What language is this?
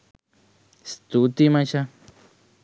Sinhala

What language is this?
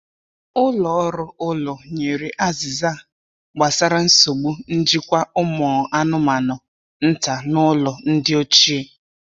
Igbo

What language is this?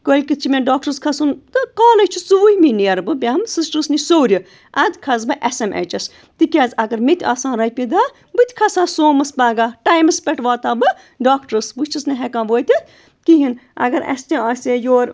Kashmiri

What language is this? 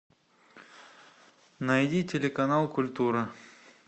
Russian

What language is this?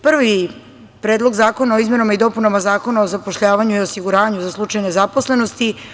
Serbian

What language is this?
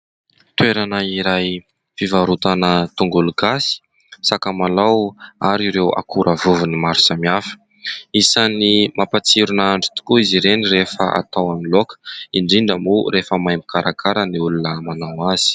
Malagasy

